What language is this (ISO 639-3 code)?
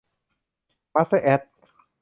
tha